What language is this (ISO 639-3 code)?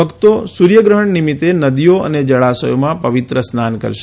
guj